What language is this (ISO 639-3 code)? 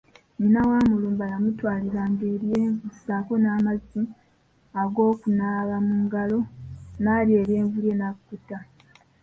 lug